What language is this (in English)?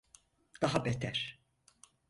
Turkish